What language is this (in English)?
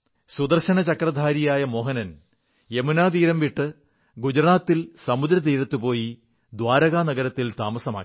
Malayalam